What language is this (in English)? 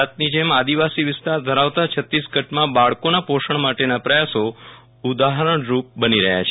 Gujarati